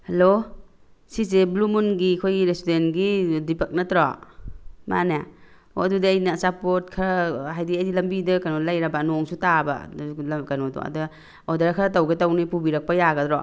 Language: Manipuri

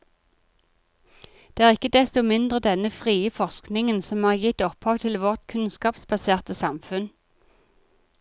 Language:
Norwegian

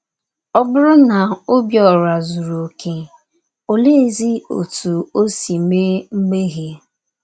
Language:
Igbo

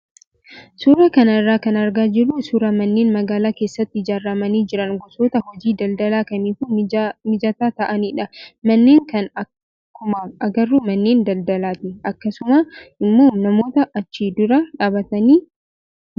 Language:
Oromo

